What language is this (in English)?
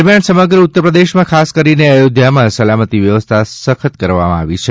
Gujarati